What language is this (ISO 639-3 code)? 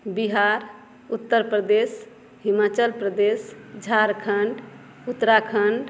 mai